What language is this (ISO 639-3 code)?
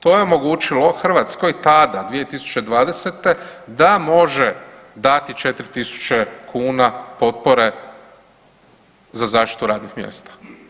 hrv